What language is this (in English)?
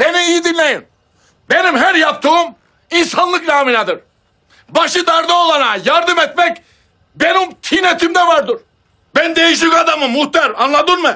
Turkish